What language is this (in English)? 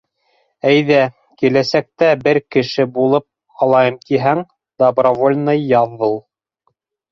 Bashkir